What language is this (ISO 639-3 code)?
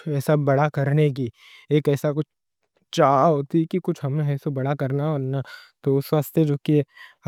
dcc